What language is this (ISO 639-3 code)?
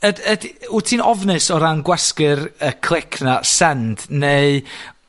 cym